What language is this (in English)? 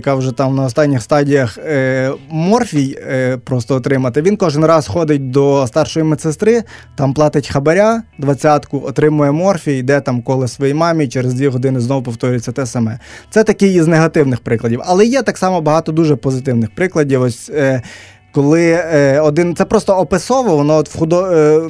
Ukrainian